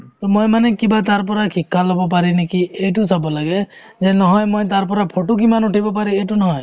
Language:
Assamese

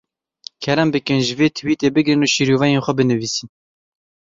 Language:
Kurdish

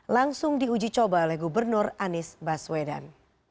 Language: Indonesian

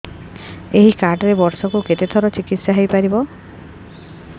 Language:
Odia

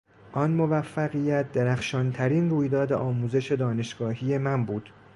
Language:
Persian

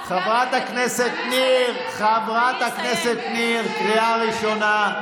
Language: Hebrew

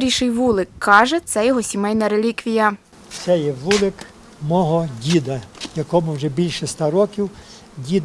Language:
Ukrainian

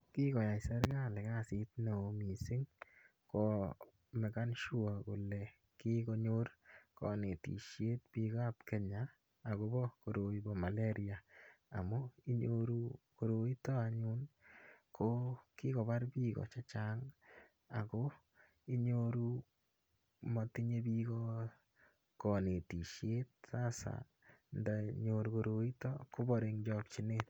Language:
Kalenjin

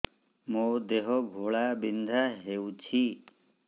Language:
Odia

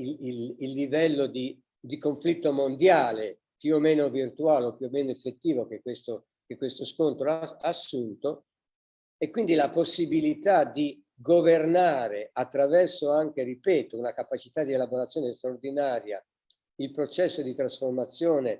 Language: Italian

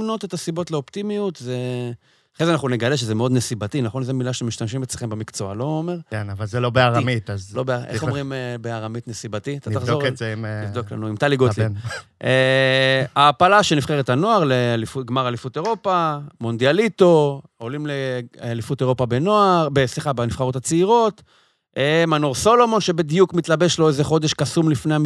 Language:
Hebrew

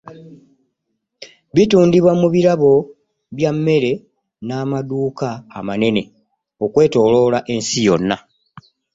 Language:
Ganda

